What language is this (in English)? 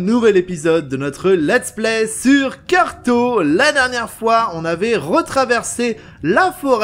French